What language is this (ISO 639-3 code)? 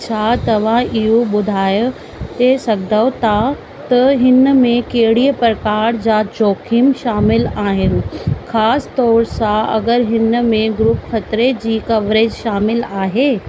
snd